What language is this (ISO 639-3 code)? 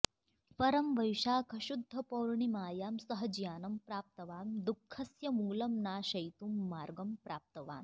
san